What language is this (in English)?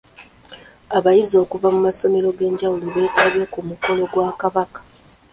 Ganda